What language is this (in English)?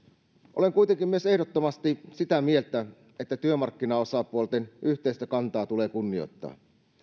Finnish